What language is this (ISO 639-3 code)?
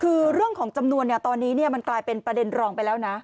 tha